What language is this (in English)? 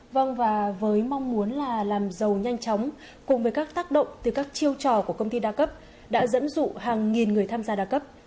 Vietnamese